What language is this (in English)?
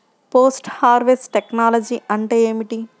Telugu